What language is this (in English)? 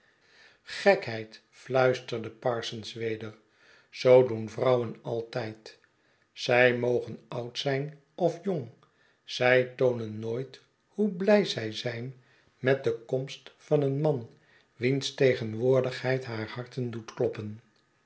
Dutch